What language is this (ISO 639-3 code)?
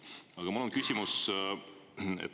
est